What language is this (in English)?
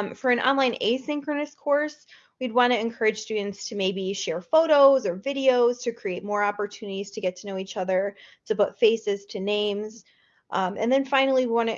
English